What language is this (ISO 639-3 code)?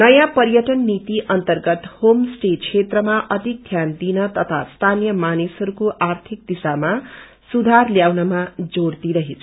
nep